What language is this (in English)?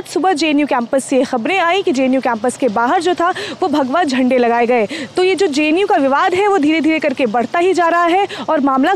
Hindi